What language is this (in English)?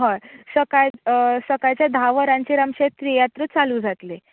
Konkani